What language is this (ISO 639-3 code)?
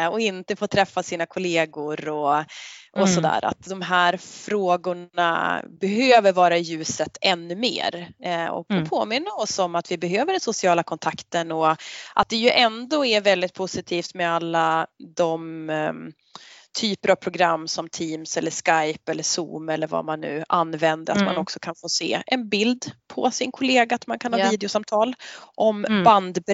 swe